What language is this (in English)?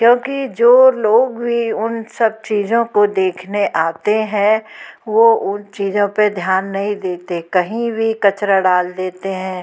Hindi